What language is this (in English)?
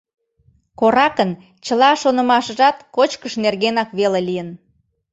Mari